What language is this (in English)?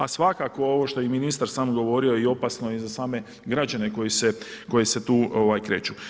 Croatian